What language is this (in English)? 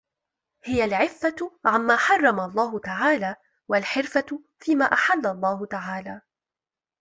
Arabic